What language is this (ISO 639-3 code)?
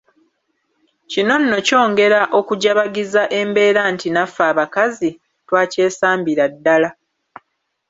lug